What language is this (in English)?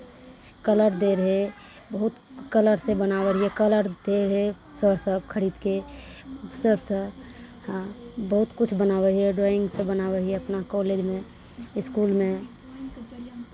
Maithili